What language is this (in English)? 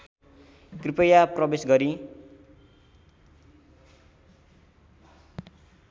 Nepali